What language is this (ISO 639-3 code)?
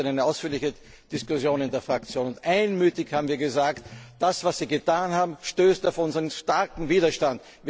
deu